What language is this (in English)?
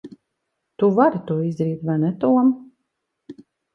Latvian